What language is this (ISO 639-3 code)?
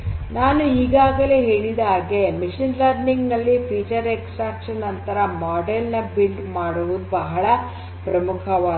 kan